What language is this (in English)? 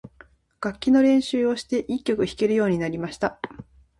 Japanese